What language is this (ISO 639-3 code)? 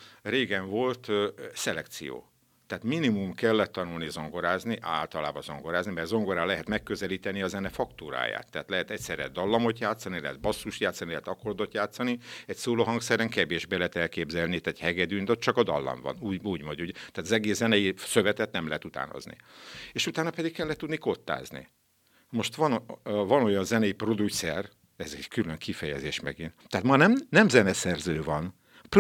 hun